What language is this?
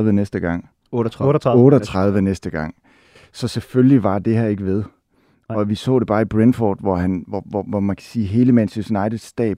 Danish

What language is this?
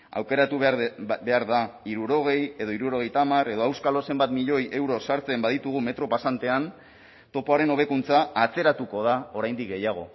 Basque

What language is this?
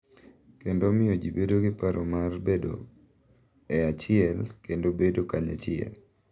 Luo (Kenya and Tanzania)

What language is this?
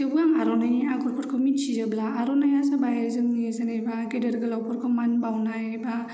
Bodo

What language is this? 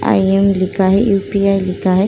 Hindi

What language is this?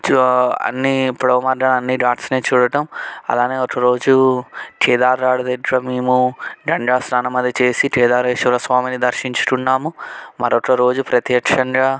Telugu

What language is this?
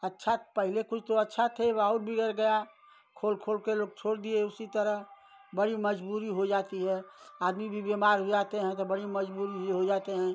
Hindi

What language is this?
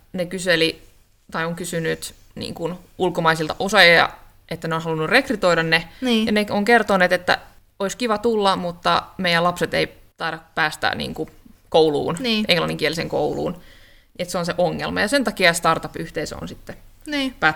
Finnish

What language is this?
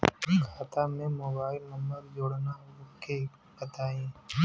Bhojpuri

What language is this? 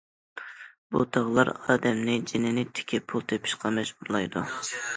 Uyghur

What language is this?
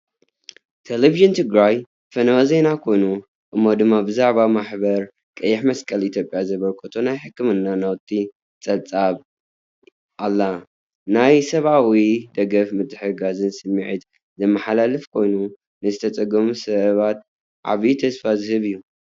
Tigrinya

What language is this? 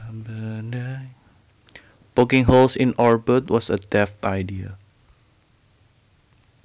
Javanese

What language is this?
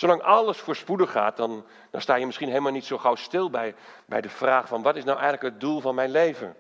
Dutch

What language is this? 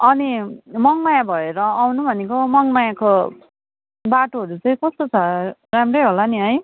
Nepali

